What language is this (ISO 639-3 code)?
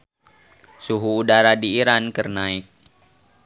sun